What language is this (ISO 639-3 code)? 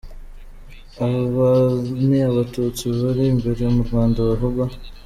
kin